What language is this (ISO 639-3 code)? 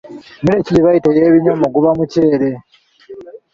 lug